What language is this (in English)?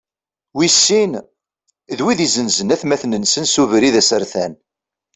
Kabyle